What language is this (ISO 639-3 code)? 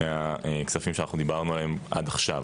heb